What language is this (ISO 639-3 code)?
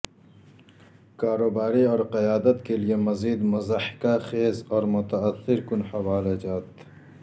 urd